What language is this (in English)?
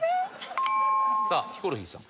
Japanese